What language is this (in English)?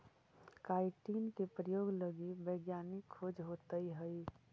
Magahi